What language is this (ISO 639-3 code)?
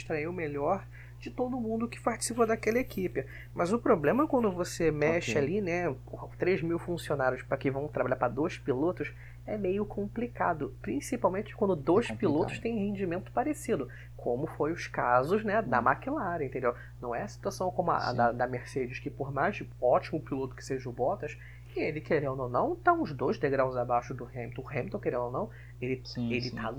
por